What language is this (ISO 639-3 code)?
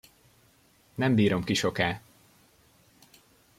hun